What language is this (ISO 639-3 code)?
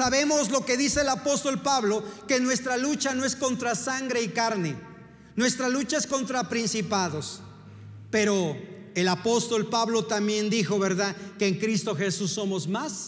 spa